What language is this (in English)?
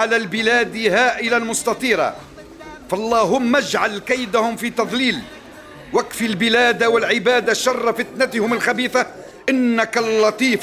Arabic